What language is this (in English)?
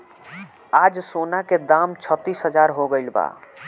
Bhojpuri